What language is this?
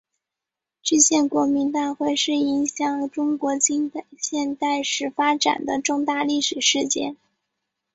Chinese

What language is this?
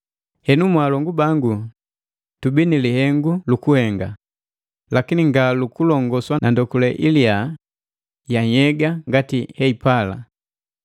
Matengo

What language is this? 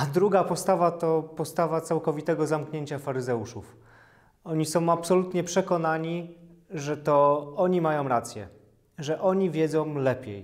Polish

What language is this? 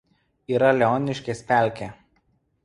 Lithuanian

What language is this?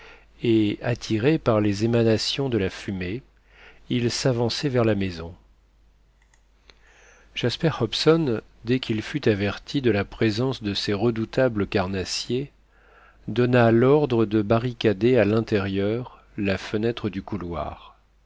French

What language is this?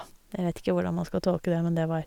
Norwegian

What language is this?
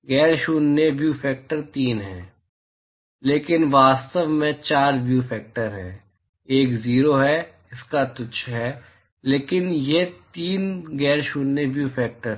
Hindi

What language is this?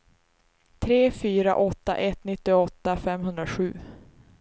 Swedish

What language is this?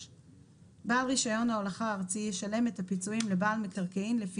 Hebrew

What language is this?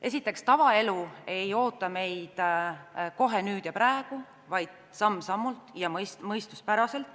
Estonian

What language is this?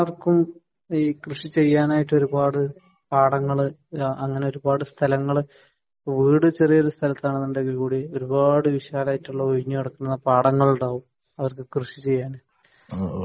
Malayalam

